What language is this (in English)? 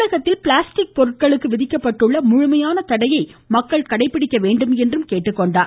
Tamil